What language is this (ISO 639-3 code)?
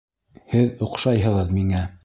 bak